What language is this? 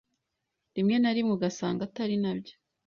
Kinyarwanda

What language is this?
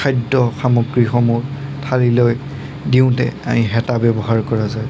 Assamese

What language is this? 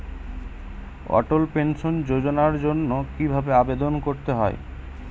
Bangla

